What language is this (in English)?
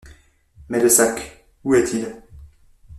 French